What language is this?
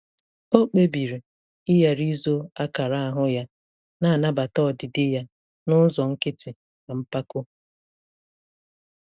Igbo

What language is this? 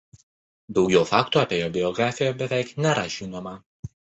Lithuanian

